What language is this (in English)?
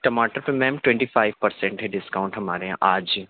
Urdu